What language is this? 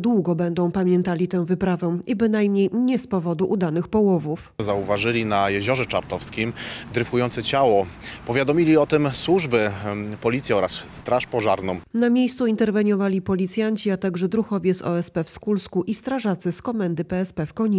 Polish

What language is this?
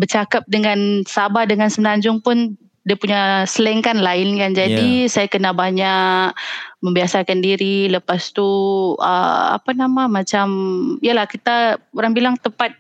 Malay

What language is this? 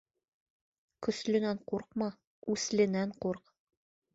Bashkir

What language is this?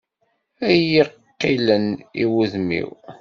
Kabyle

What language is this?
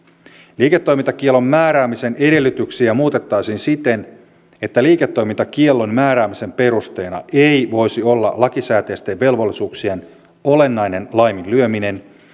Finnish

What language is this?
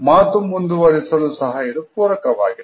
Kannada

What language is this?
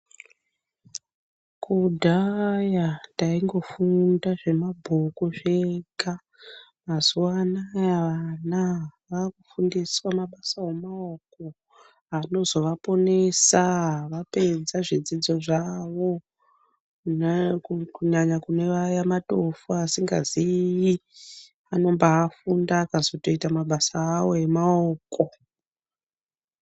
Ndau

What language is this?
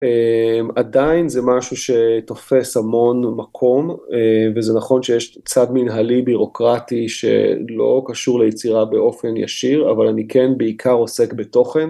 Hebrew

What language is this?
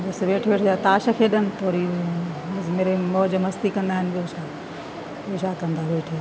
Sindhi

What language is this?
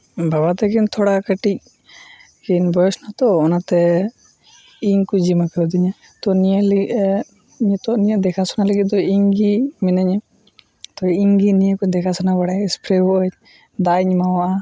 Santali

